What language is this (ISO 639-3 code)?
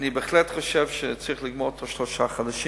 heb